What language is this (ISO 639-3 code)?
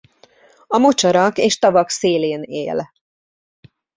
hun